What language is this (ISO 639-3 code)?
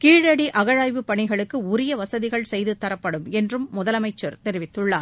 tam